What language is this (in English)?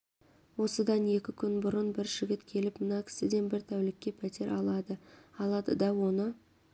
Kazakh